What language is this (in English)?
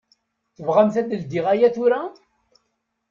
Kabyle